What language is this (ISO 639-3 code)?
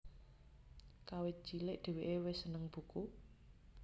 jav